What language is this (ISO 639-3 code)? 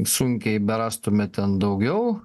lit